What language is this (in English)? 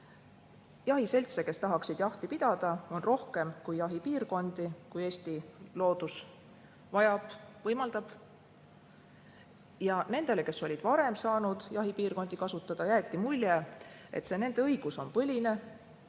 Estonian